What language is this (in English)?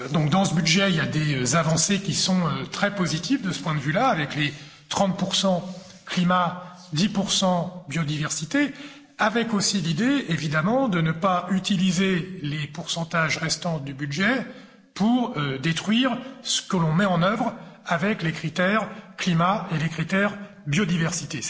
French